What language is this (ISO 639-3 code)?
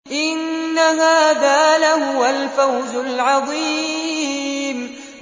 ara